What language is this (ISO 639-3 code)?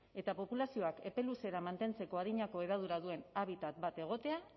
eus